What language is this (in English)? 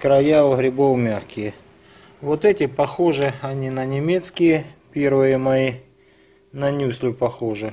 Russian